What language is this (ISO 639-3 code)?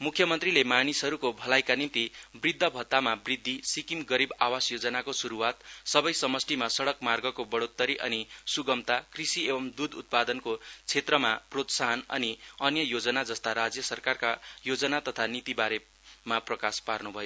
nep